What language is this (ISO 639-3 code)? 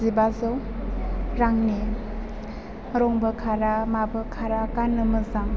brx